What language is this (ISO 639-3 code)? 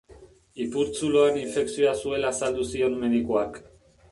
eus